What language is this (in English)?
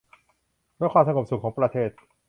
Thai